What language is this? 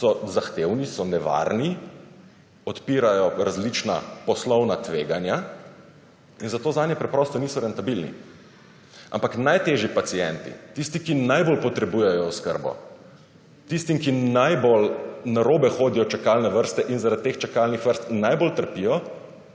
Slovenian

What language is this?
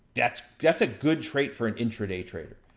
English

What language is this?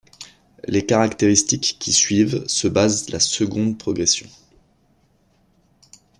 French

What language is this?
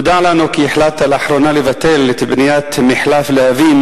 Hebrew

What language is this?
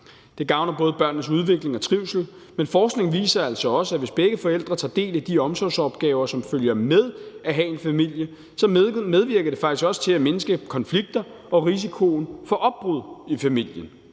Danish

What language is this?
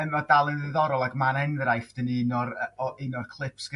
Welsh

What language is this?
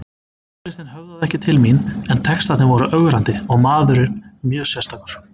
Icelandic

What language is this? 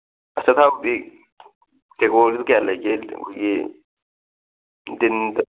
Manipuri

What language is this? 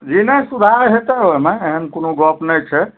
Maithili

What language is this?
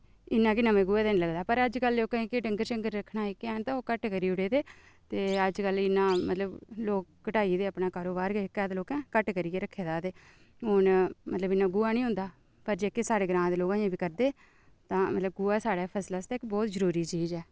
Dogri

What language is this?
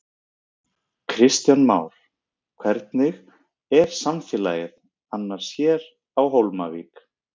Icelandic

